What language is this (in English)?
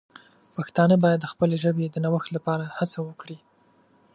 Pashto